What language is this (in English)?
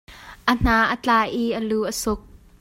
Hakha Chin